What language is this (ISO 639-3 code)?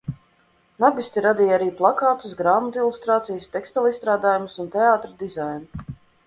lav